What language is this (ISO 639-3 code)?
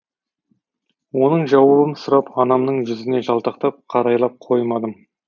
kaz